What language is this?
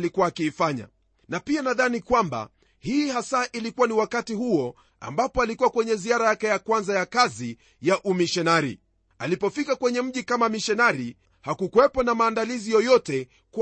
Swahili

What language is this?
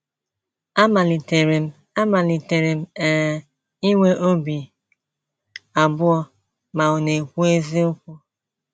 Igbo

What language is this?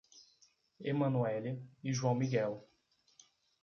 Portuguese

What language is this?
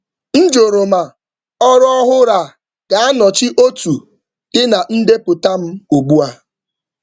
Igbo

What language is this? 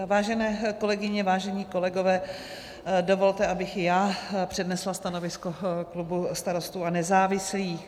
Czech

